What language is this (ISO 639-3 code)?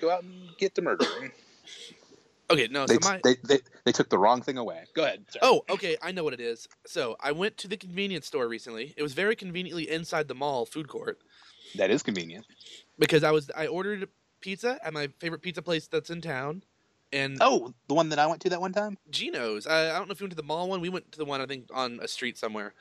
eng